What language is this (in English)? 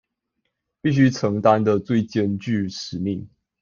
Chinese